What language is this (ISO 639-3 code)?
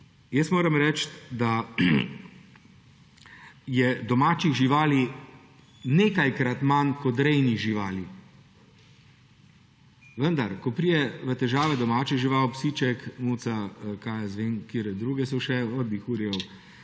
slv